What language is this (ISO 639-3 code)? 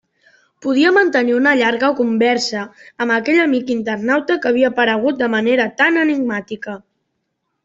cat